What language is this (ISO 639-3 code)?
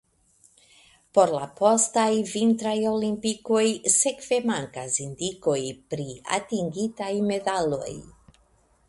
epo